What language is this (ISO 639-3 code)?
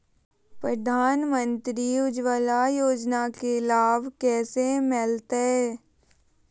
mag